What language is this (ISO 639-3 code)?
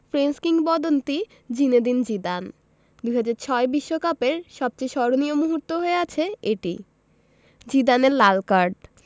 ben